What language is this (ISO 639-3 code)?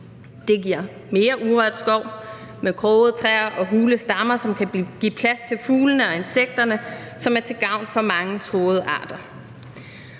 dan